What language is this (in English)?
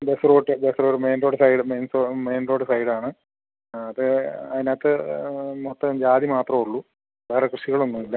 Malayalam